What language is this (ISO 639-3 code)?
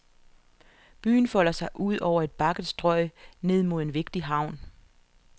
dan